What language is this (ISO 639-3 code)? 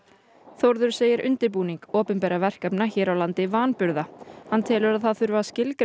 isl